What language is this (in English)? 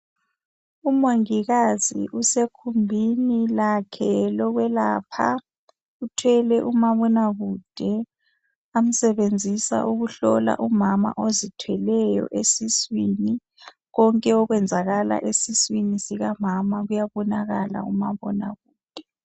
North Ndebele